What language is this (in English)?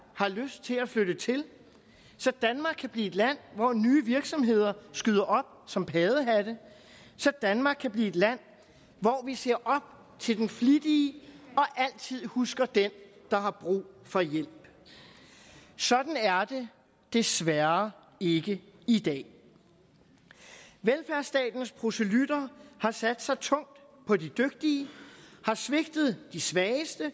Danish